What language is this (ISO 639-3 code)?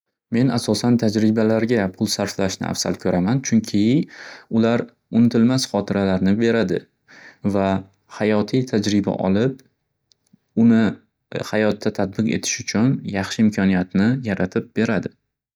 uzb